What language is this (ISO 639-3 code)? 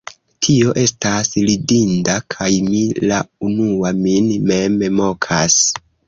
epo